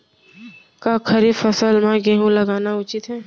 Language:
Chhattisgarhi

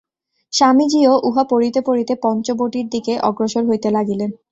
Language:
Bangla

